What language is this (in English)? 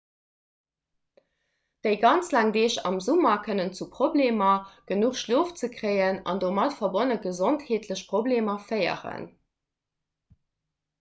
Luxembourgish